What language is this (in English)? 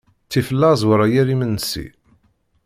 Kabyle